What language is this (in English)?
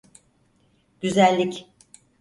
Turkish